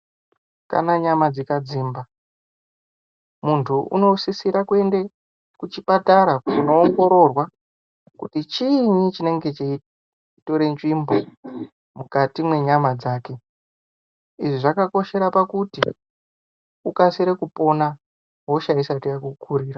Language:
Ndau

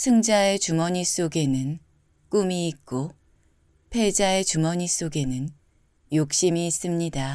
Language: Korean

